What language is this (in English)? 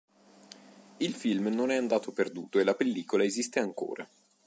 Italian